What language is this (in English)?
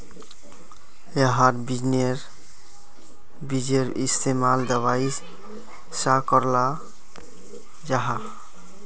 Magahi